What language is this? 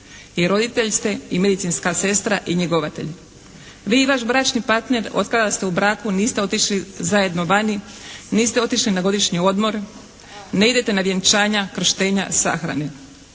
Croatian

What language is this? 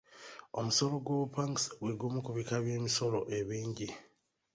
Ganda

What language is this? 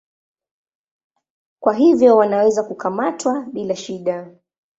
Swahili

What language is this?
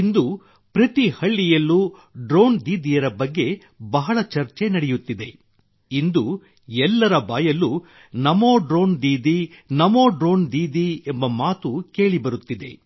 Kannada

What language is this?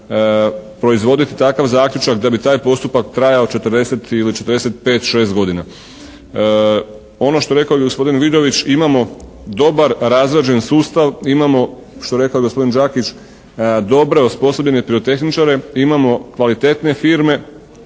Croatian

